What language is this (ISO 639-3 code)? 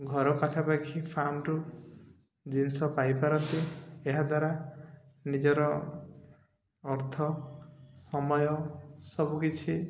ori